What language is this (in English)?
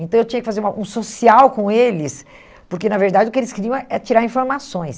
Portuguese